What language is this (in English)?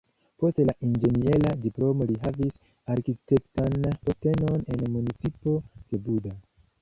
Esperanto